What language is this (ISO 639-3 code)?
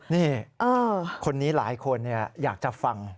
tha